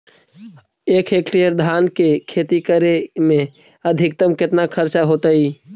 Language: Magahi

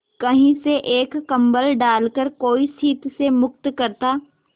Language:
Hindi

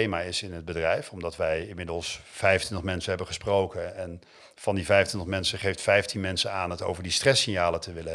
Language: Dutch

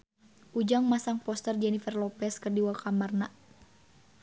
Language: Sundanese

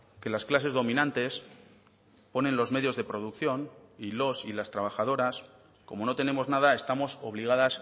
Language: Spanish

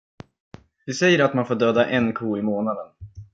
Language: Swedish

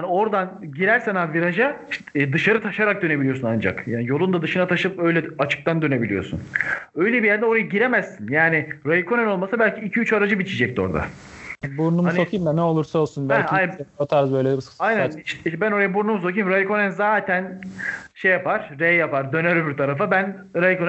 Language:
Turkish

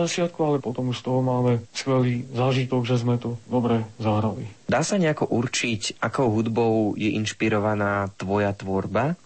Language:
Slovak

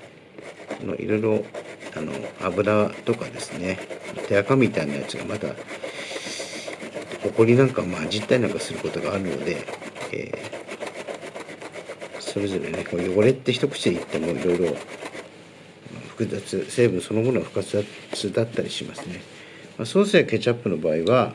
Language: Japanese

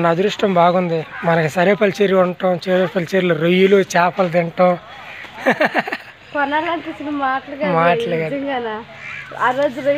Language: Hindi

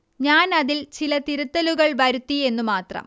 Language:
Malayalam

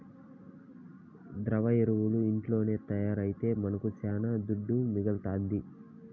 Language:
Telugu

